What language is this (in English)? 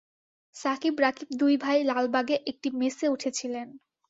Bangla